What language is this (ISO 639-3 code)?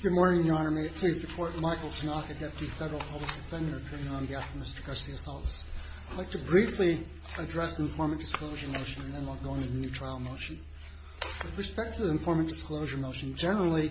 eng